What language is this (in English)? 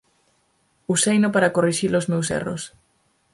Galician